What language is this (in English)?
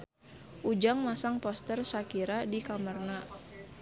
Sundanese